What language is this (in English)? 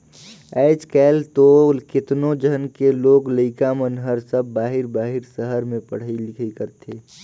Chhattisgarhi